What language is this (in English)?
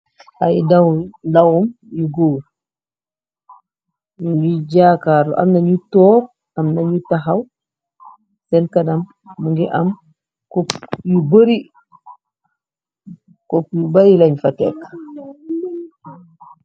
Wolof